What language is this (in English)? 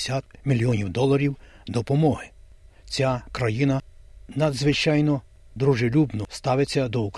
Ukrainian